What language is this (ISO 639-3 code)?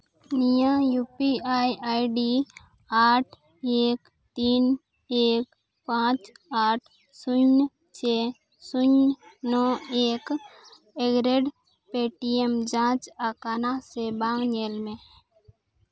sat